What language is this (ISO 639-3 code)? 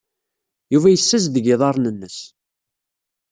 kab